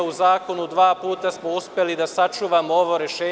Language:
Serbian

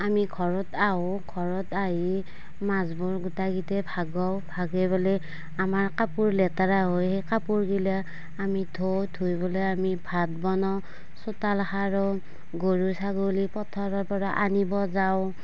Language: Assamese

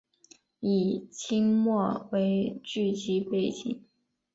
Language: Chinese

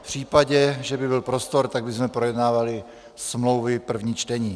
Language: Czech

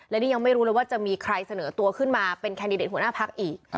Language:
Thai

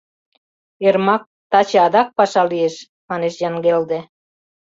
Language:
Mari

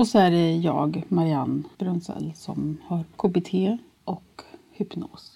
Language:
Swedish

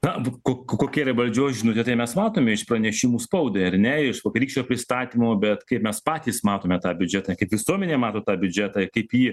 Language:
Lithuanian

